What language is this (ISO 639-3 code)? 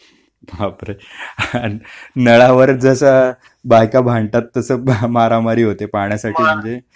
mar